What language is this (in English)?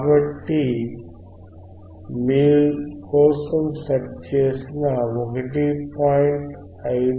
Telugu